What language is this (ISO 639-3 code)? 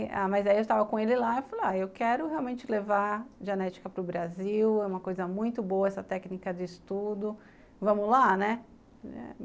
por